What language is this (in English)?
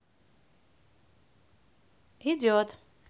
Russian